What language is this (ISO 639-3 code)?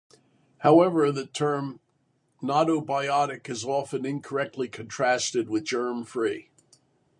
eng